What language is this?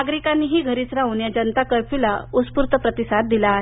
Marathi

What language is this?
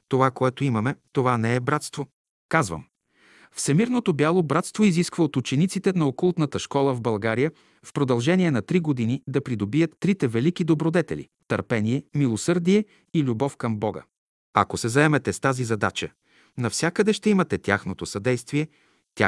Bulgarian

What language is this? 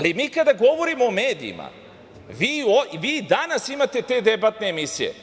Serbian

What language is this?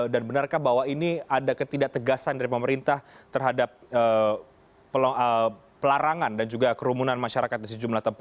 Indonesian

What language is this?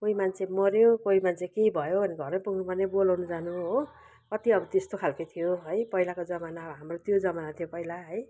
Nepali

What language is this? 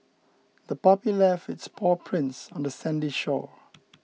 English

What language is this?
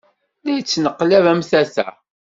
Kabyle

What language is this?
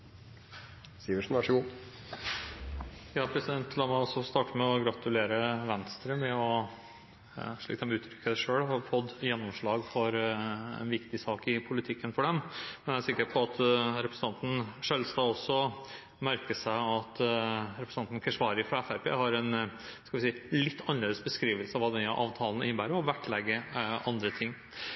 Norwegian Bokmål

